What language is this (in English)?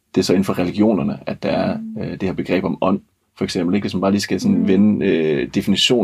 Danish